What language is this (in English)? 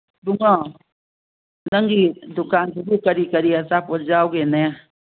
Manipuri